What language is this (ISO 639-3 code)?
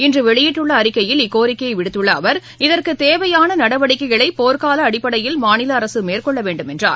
tam